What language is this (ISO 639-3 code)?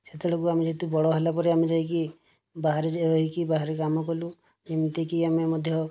ori